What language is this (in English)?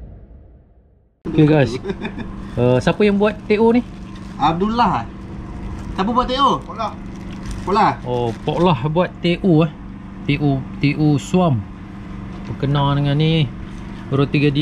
Malay